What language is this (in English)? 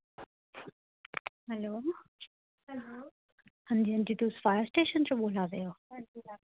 Dogri